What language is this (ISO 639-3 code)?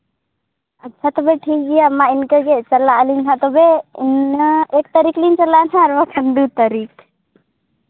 sat